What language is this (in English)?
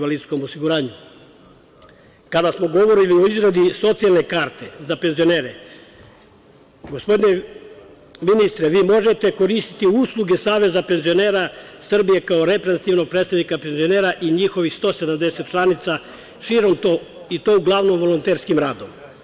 Serbian